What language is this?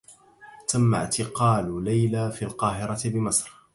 Arabic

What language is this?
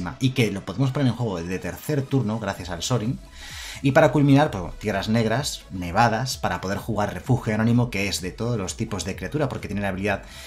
Spanish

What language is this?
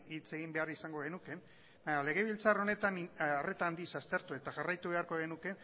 Basque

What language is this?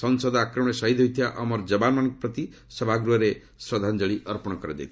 Odia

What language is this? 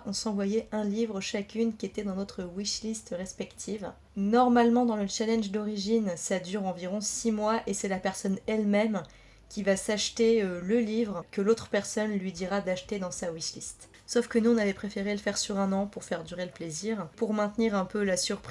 French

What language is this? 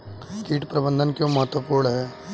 Hindi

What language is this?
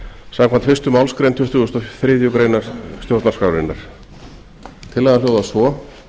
Icelandic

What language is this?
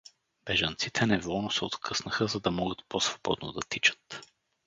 Bulgarian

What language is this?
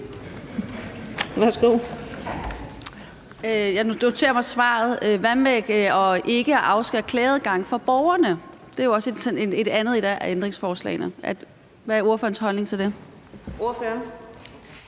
Danish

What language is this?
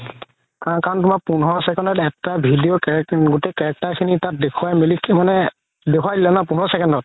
Assamese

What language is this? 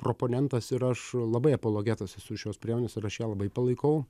Lithuanian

